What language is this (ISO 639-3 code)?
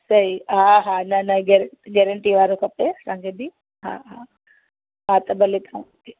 snd